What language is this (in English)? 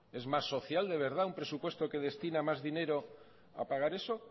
Spanish